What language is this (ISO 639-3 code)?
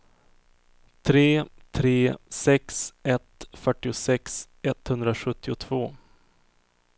swe